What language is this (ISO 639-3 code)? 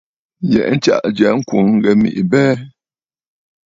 bfd